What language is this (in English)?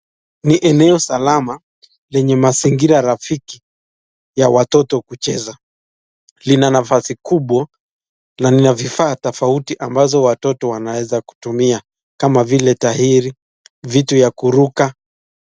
Swahili